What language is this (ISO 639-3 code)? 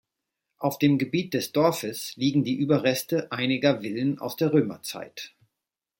deu